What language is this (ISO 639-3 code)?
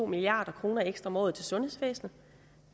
dan